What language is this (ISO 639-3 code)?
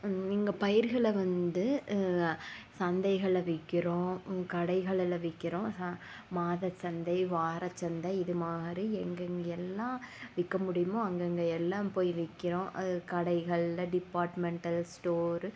tam